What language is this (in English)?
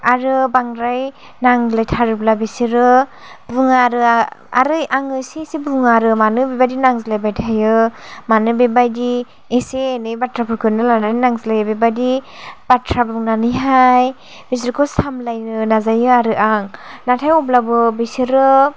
Bodo